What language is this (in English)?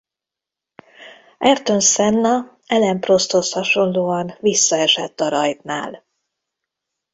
Hungarian